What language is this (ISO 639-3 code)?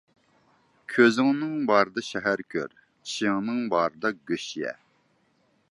uig